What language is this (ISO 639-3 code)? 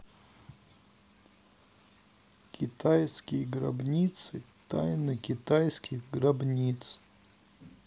rus